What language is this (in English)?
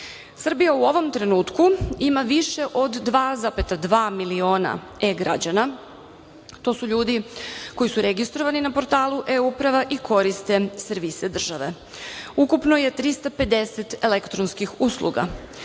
Serbian